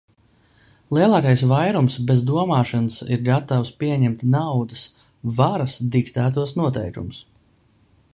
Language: Latvian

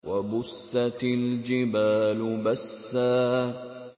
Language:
Arabic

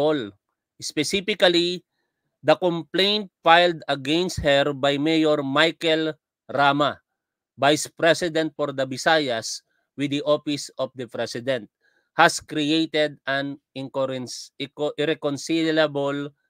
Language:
Filipino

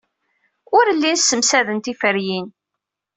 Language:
Kabyle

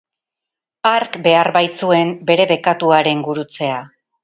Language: Basque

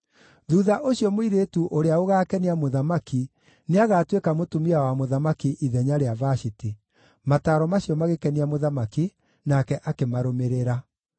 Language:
Kikuyu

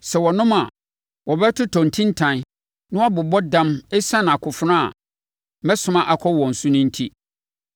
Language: Akan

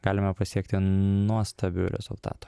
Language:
Lithuanian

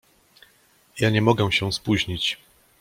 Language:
Polish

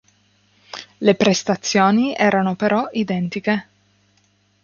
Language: Italian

